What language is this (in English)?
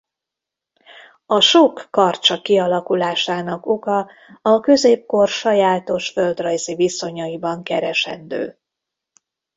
Hungarian